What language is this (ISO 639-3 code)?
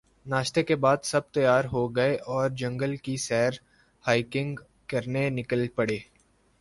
urd